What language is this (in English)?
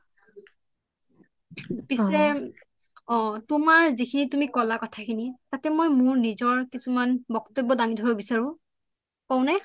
Assamese